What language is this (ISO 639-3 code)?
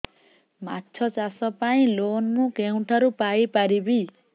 ori